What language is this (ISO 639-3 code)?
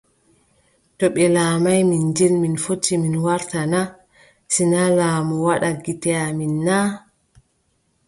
fub